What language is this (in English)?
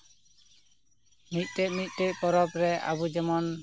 Santali